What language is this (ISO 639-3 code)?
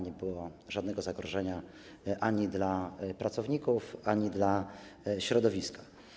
pol